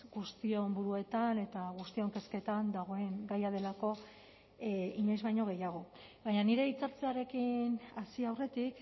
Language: Basque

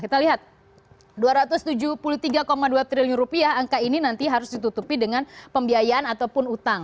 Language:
Indonesian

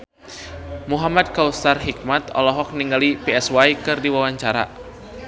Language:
Sundanese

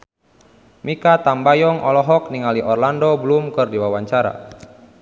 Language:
Sundanese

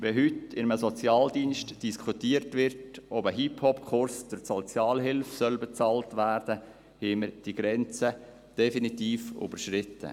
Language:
Swiss German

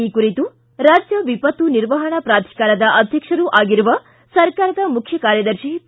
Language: Kannada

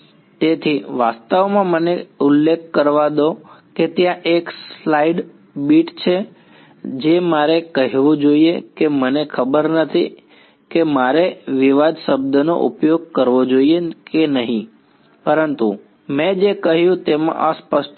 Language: Gujarati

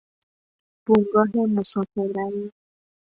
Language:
Persian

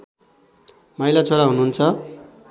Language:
Nepali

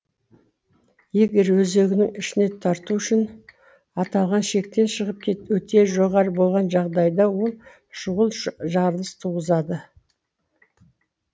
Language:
Kazakh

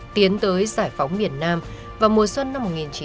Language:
Vietnamese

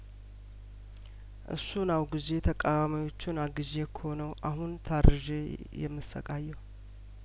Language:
Amharic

